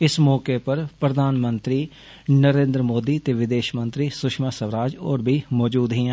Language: Dogri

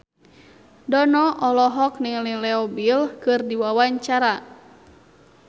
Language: Sundanese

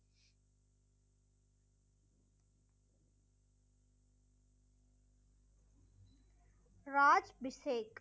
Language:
Tamil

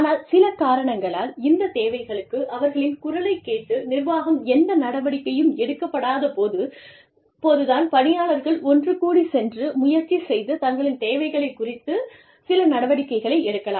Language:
Tamil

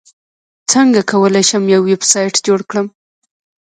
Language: Pashto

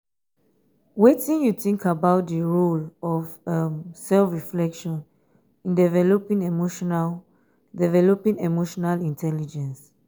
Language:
Nigerian Pidgin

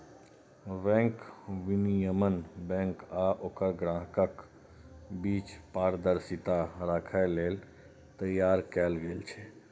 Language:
Maithili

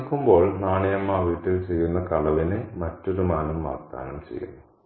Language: Malayalam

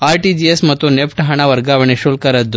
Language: Kannada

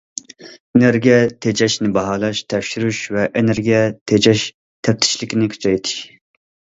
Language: Uyghur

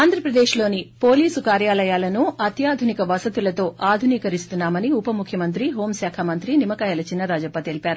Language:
Telugu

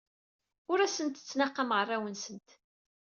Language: Kabyle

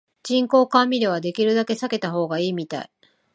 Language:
Japanese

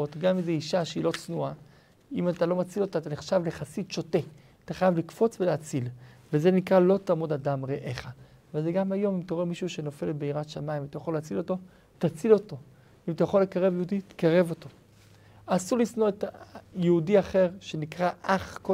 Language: Hebrew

